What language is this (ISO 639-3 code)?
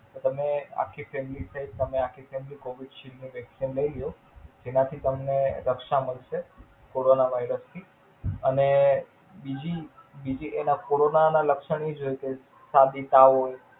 guj